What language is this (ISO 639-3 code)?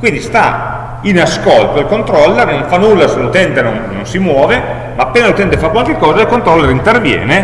ita